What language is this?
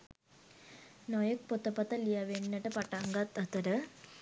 Sinhala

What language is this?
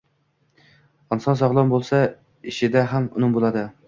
Uzbek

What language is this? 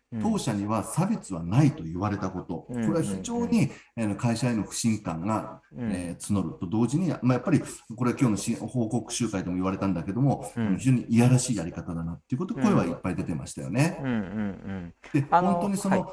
Japanese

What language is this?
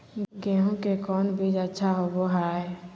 Magahi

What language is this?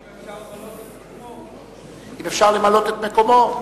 Hebrew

